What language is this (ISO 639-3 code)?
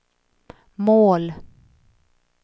swe